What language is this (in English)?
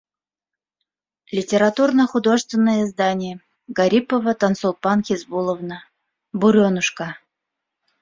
Bashkir